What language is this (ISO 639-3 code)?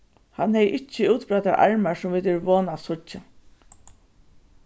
fao